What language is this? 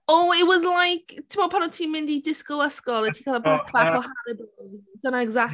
Welsh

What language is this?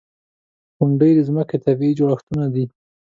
Pashto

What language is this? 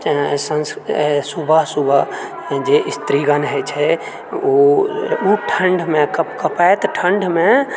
Maithili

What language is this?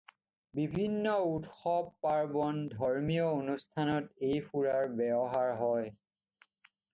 Assamese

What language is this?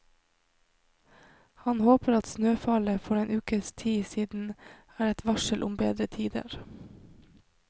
Norwegian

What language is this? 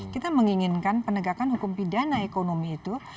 Indonesian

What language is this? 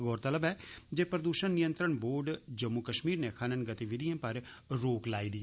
Dogri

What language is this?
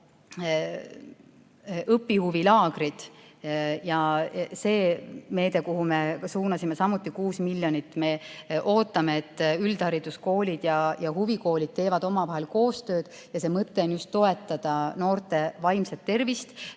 Estonian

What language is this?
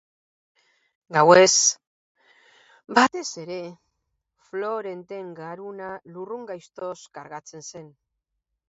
Basque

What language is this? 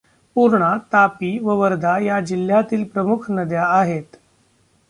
Marathi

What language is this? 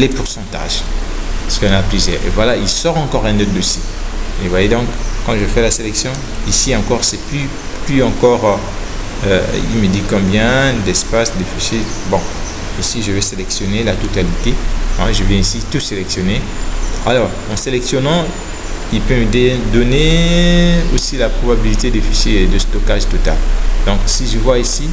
French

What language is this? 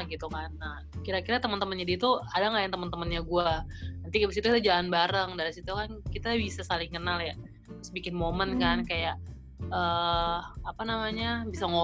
Indonesian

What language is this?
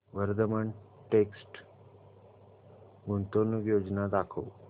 Marathi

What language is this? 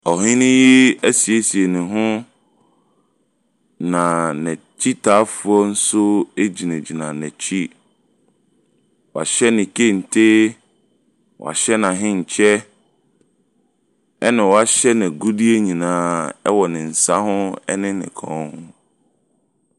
Akan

